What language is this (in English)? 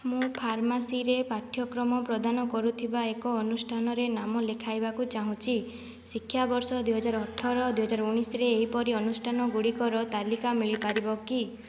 Odia